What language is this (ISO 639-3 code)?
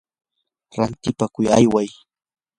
qur